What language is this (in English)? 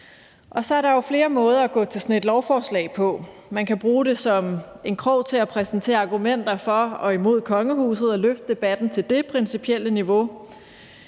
Danish